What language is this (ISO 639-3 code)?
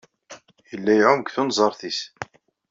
kab